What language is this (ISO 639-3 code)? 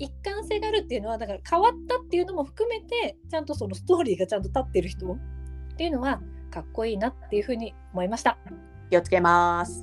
jpn